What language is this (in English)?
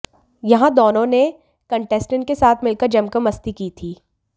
Hindi